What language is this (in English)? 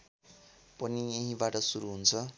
Nepali